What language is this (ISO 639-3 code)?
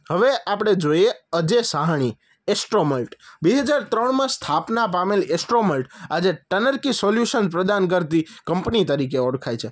guj